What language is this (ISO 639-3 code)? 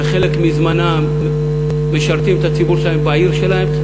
heb